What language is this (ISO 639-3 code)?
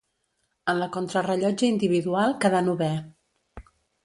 cat